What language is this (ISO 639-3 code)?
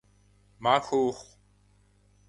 kbd